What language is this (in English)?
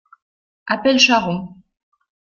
French